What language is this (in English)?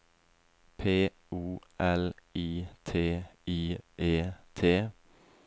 Norwegian